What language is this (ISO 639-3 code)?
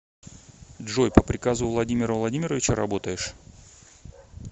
rus